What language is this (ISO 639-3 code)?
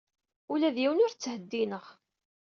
kab